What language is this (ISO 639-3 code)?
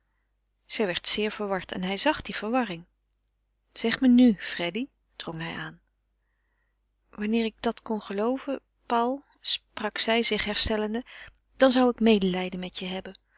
nld